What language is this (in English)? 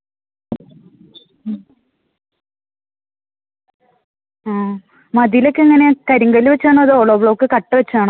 Malayalam